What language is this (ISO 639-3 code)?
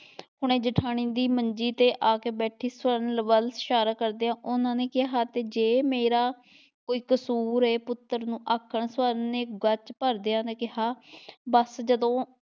pan